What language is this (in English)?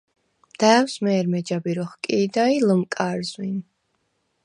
Svan